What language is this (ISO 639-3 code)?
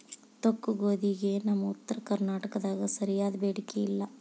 kan